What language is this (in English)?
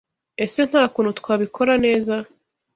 Kinyarwanda